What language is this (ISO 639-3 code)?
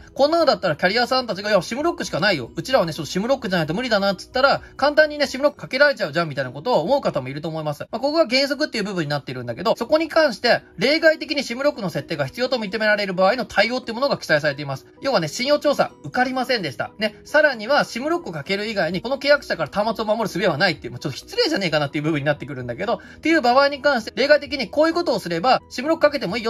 jpn